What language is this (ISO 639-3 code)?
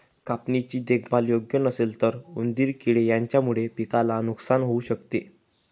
mar